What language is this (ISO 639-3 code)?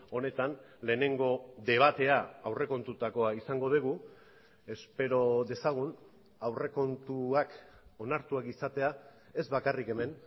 eus